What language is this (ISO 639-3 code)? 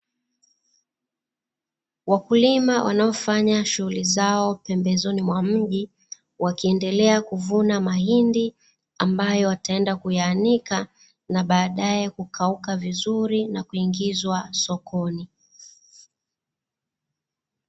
swa